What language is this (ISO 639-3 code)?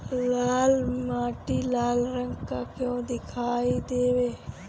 bho